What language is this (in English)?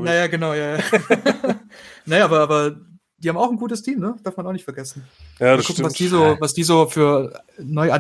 German